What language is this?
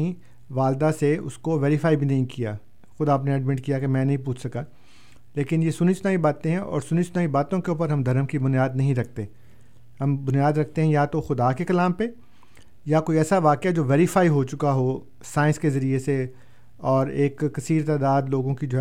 Urdu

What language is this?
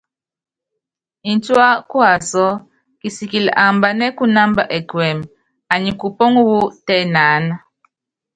Yangben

